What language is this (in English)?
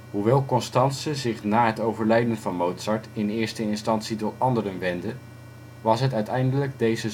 Dutch